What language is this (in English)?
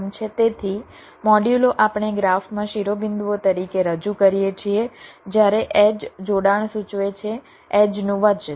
Gujarati